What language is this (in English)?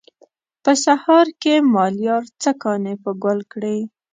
Pashto